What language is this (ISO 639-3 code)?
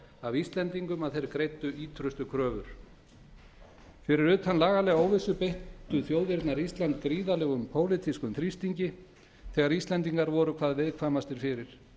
isl